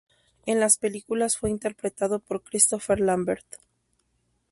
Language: Spanish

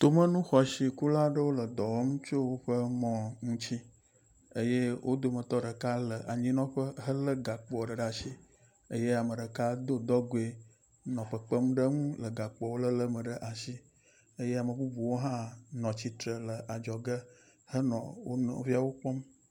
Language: Ewe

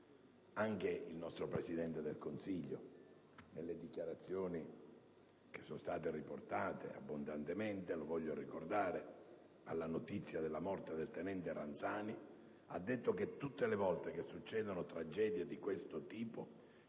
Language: Italian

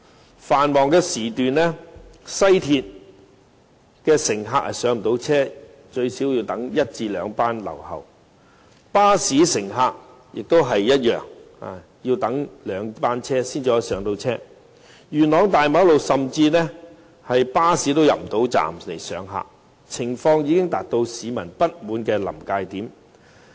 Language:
Cantonese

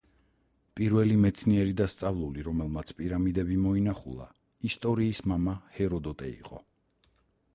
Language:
Georgian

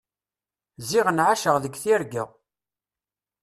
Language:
Kabyle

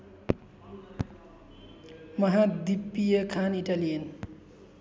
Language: Nepali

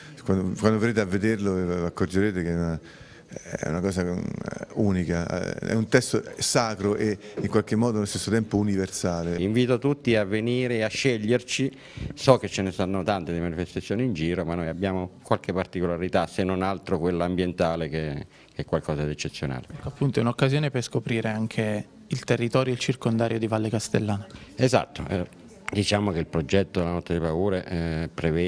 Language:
Italian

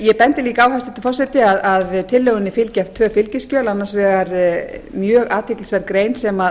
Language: Icelandic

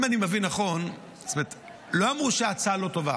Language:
Hebrew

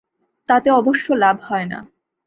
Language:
Bangla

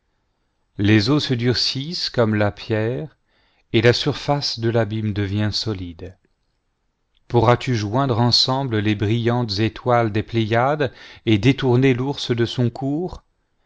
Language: French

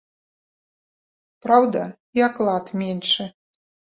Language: Belarusian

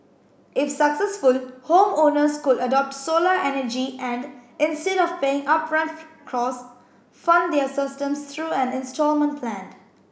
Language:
English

